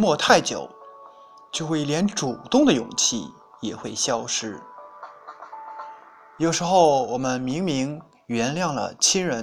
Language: Chinese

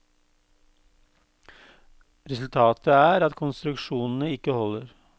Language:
Norwegian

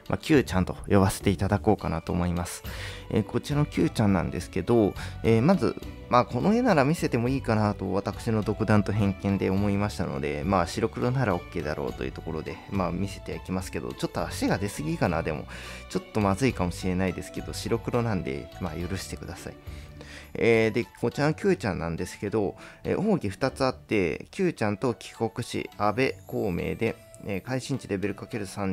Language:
Japanese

